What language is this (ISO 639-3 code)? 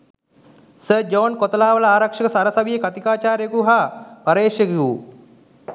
sin